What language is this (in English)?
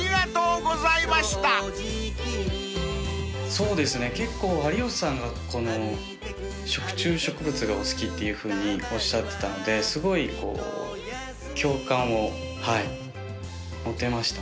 Japanese